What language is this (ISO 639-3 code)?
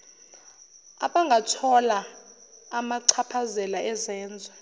zul